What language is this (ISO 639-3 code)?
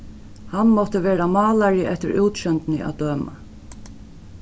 fao